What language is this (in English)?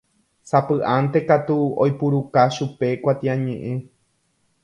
Guarani